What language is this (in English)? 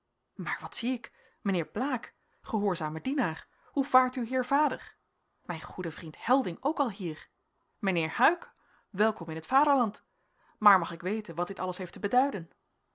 Dutch